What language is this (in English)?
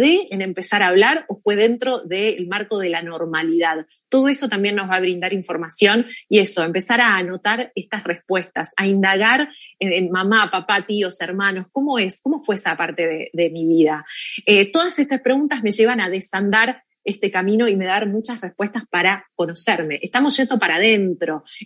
Spanish